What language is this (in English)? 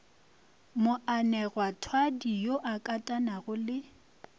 Northern Sotho